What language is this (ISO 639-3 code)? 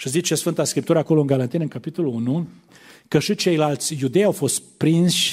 ron